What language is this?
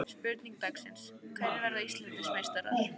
Icelandic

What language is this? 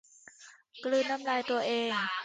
Thai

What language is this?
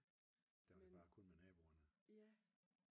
Danish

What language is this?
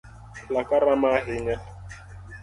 Luo (Kenya and Tanzania)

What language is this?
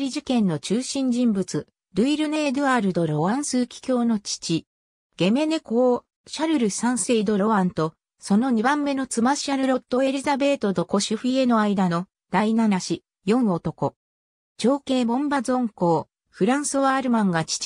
Japanese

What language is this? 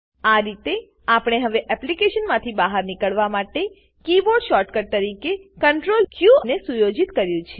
Gujarati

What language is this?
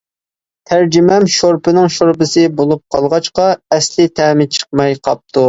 Uyghur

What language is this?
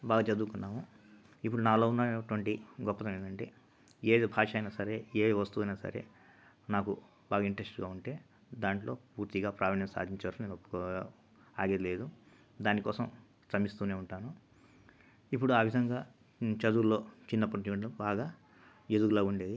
Telugu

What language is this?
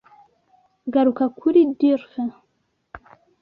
Kinyarwanda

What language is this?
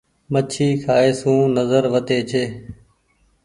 Goaria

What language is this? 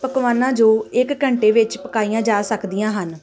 Punjabi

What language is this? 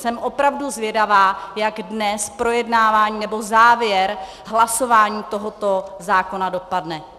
Czech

